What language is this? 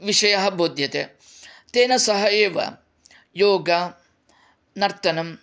Sanskrit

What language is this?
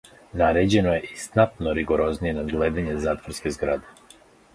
Serbian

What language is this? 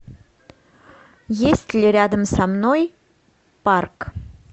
Russian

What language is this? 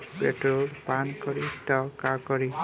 Bhojpuri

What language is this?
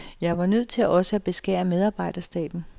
Danish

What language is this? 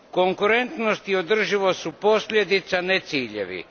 Croatian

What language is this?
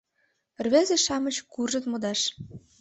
Mari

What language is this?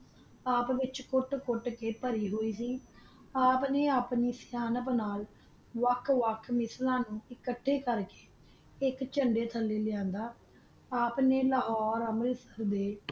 Punjabi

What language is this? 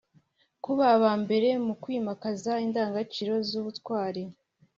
Kinyarwanda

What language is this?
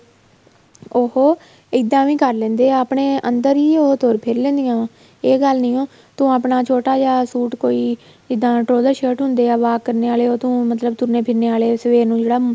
Punjabi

